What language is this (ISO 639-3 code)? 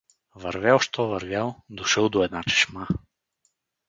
bul